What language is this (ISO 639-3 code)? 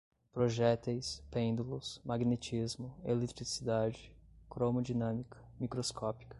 por